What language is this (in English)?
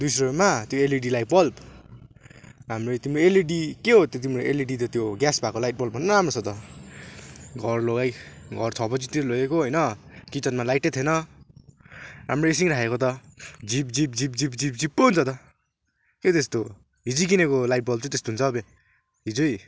Nepali